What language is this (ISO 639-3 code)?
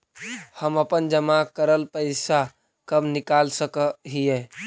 mag